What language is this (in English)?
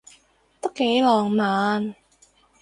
Cantonese